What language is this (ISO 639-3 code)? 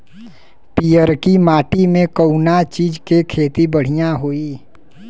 bho